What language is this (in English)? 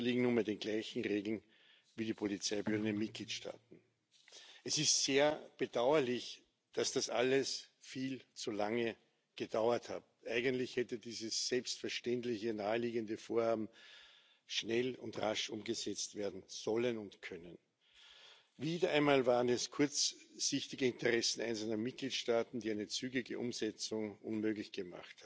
Spanish